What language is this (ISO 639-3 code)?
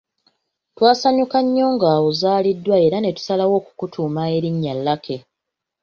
lug